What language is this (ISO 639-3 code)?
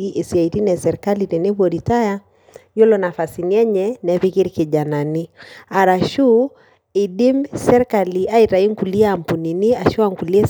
mas